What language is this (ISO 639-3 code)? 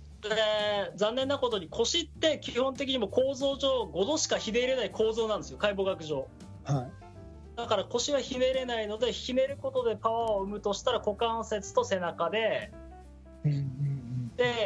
jpn